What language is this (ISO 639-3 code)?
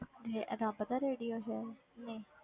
pan